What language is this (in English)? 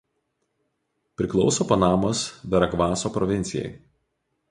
Lithuanian